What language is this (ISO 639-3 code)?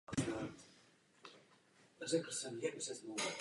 ces